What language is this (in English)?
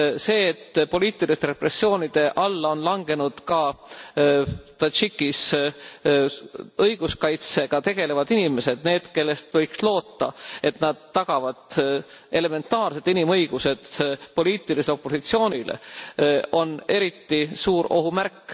Estonian